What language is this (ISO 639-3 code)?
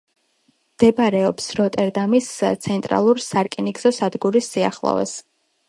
kat